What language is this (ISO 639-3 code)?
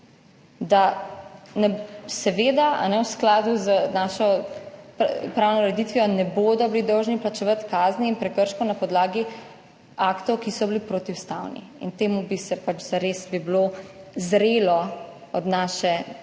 slv